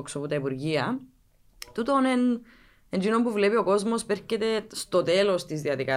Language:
Greek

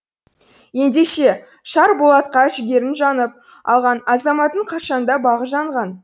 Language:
Kazakh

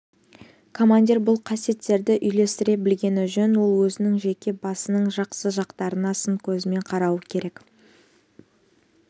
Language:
Kazakh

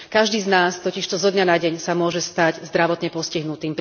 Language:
Slovak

